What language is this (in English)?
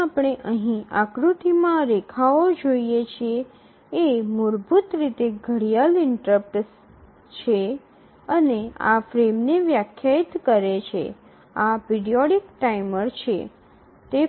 Gujarati